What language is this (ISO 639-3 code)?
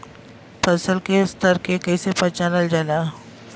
bho